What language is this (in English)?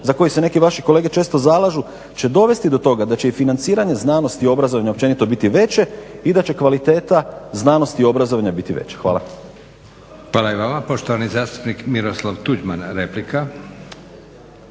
Croatian